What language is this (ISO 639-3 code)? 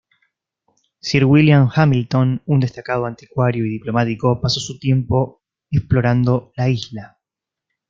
spa